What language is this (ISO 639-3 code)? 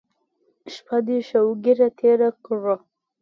pus